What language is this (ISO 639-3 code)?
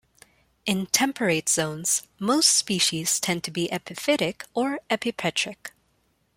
eng